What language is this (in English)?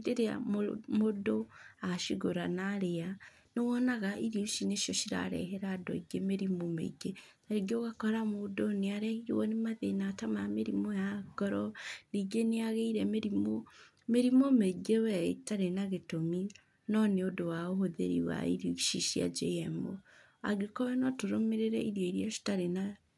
Kikuyu